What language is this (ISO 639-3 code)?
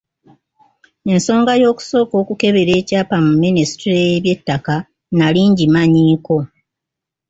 lug